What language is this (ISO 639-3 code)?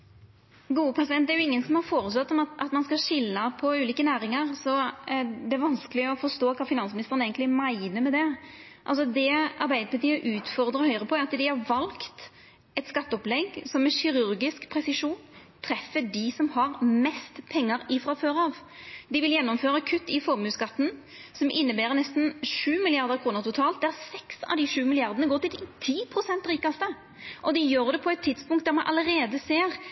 nno